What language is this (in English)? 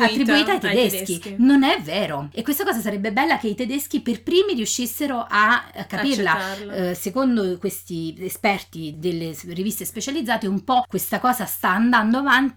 Italian